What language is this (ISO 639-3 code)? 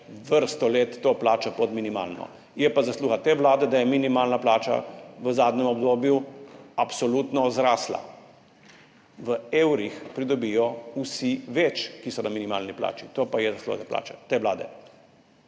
slv